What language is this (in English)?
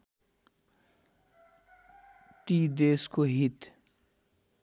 Nepali